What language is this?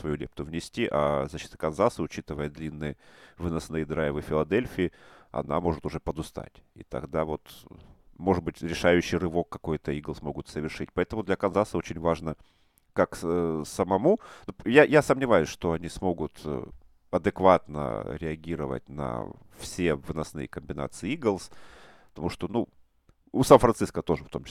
Russian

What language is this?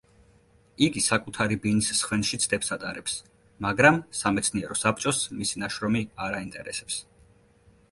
Georgian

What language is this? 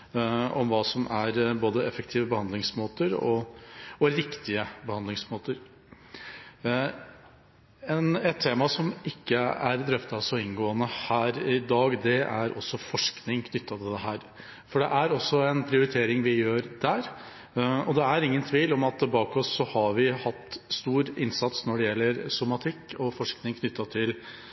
Norwegian Bokmål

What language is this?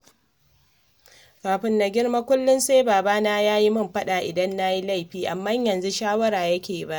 Hausa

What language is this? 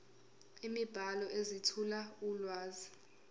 Zulu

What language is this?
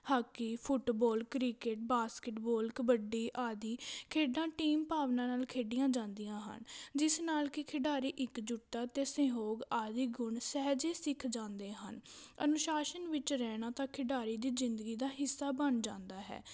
Punjabi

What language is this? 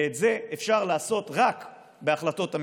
Hebrew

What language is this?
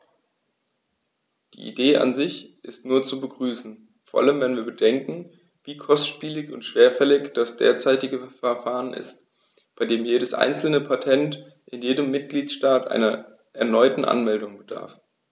German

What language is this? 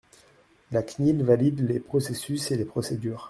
French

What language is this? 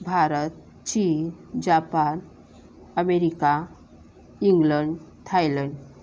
Marathi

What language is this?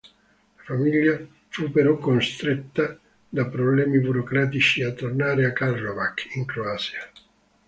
Italian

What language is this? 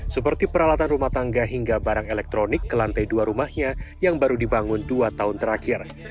Indonesian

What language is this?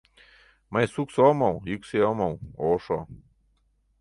Mari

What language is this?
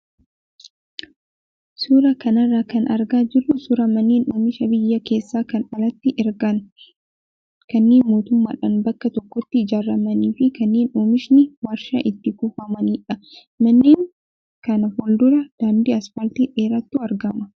Oromo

